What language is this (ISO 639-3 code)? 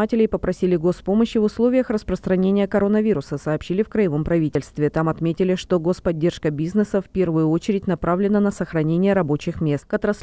rus